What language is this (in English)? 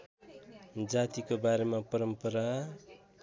Nepali